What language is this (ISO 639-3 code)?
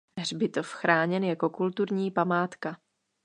ces